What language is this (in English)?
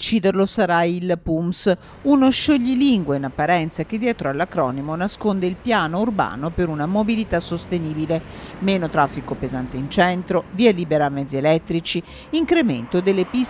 Italian